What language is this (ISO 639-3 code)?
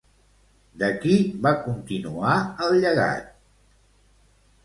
cat